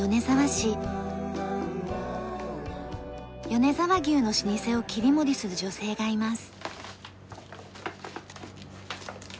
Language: Japanese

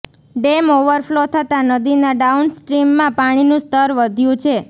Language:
Gujarati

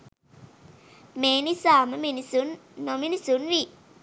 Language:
Sinhala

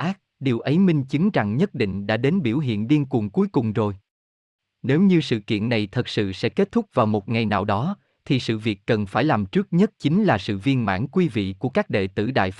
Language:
Vietnamese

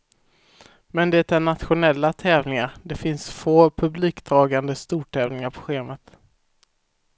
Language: Swedish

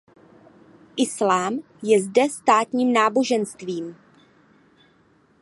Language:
Czech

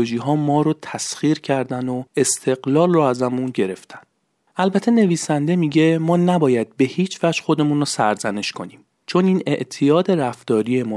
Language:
Persian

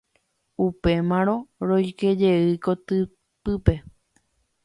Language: Guarani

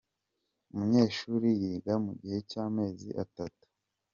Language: Kinyarwanda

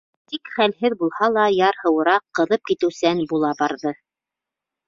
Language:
Bashkir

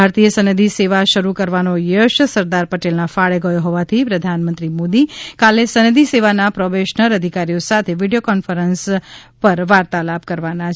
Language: Gujarati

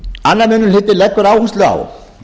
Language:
Icelandic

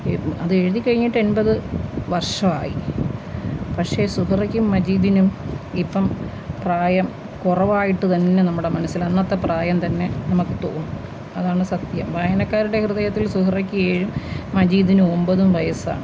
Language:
Malayalam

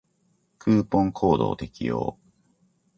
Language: Japanese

